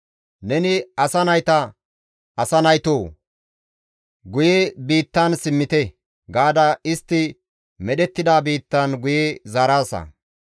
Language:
Gamo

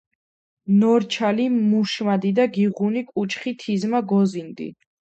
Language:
Georgian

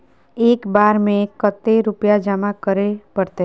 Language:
Magahi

